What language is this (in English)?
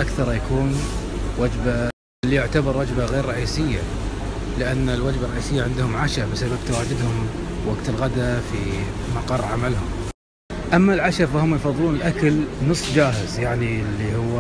Arabic